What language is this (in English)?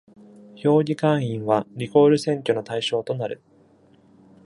Japanese